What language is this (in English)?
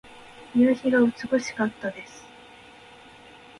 Japanese